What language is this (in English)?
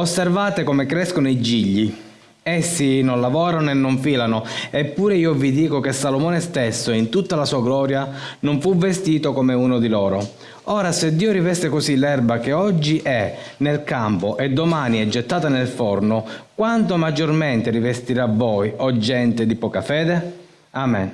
Italian